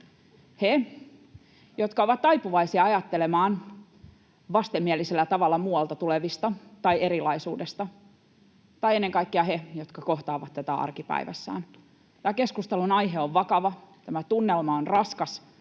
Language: Finnish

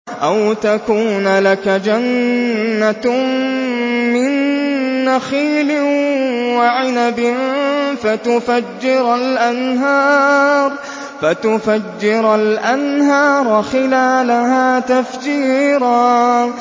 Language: Arabic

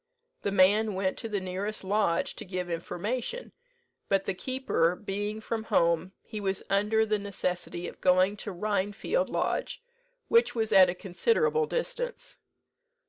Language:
English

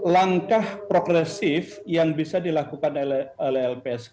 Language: Indonesian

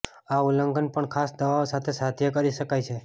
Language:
Gujarati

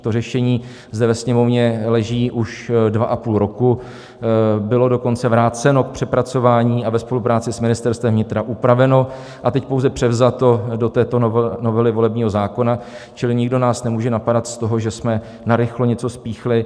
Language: Czech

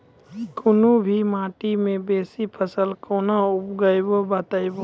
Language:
Maithili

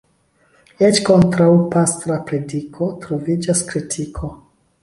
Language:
Esperanto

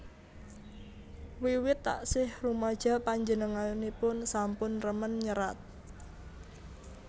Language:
Javanese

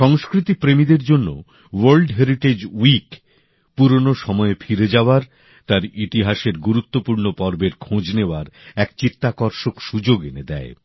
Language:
Bangla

